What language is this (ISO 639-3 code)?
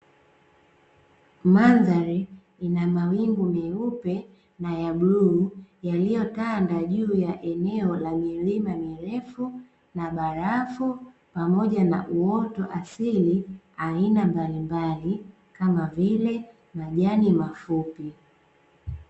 swa